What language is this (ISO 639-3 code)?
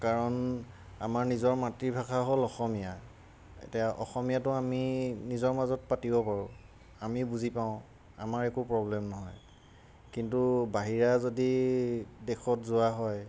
asm